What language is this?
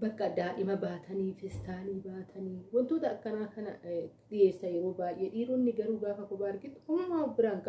Oromo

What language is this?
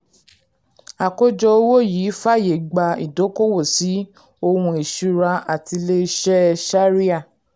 Yoruba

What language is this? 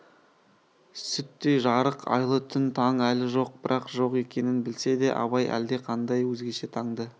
Kazakh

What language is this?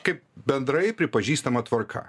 Lithuanian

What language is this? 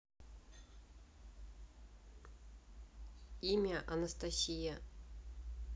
Russian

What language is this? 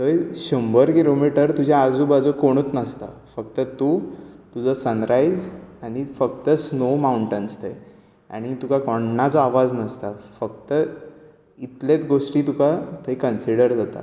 Konkani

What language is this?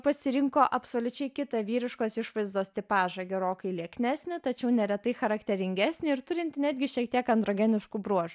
Lithuanian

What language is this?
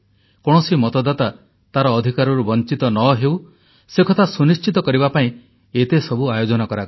Odia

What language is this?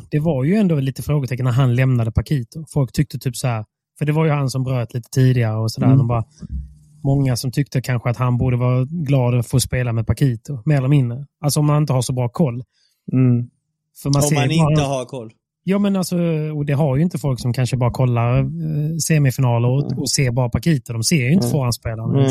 Swedish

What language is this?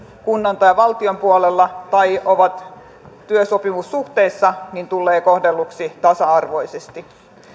Finnish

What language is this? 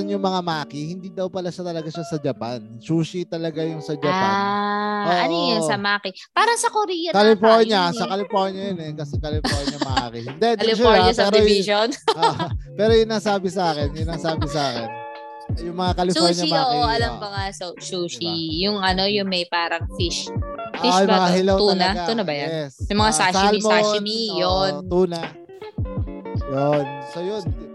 Filipino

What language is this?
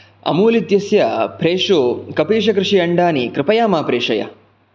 Sanskrit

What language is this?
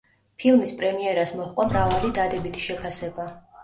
Georgian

